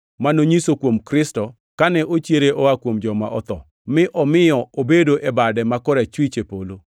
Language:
Luo (Kenya and Tanzania)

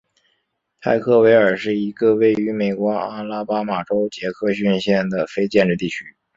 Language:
Chinese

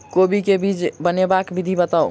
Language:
Maithili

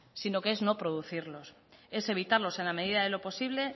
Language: Spanish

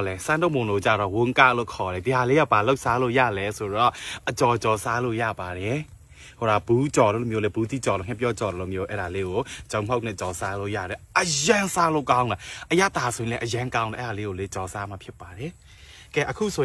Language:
Thai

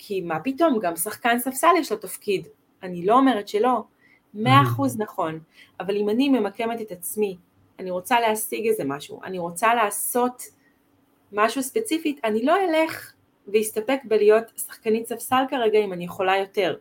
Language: Hebrew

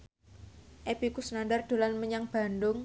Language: Javanese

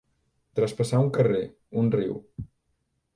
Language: Catalan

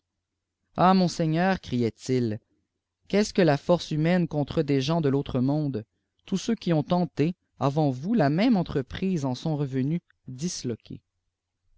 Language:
French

